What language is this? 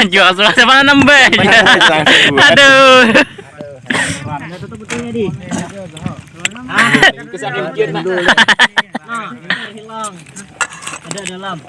Indonesian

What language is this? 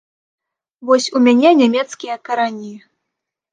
Belarusian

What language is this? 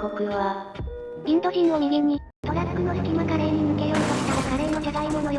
Japanese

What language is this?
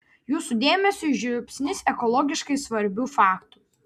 Lithuanian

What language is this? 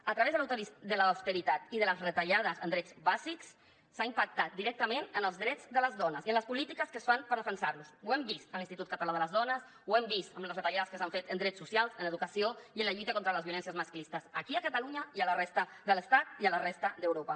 Catalan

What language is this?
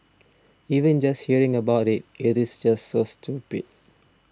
English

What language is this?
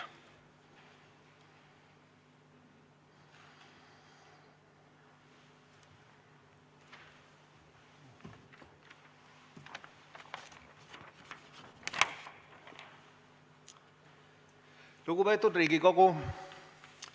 Estonian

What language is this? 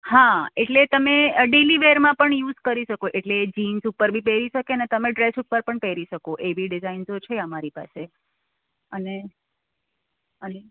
Gujarati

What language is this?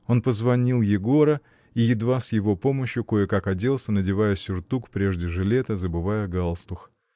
Russian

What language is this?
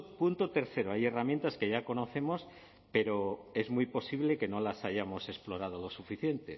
Spanish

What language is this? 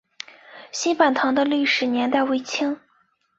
Chinese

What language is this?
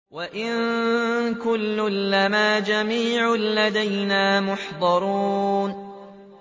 Arabic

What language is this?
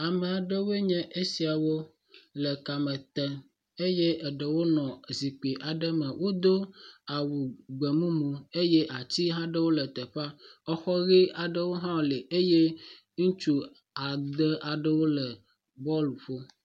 Ewe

